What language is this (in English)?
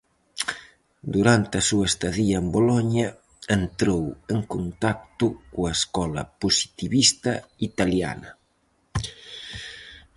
Galician